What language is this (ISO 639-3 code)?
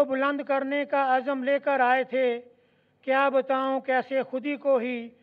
urd